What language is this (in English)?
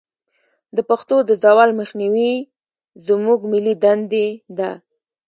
Pashto